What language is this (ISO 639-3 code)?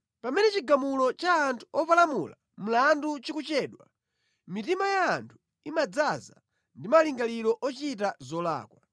nya